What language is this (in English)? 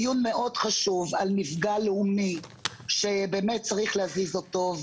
Hebrew